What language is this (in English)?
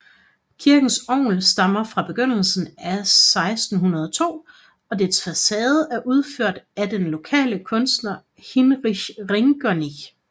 Danish